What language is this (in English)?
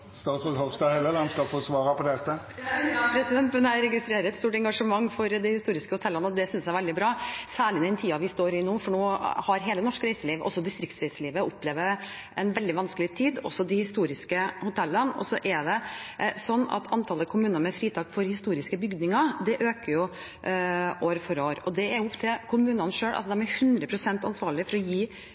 Norwegian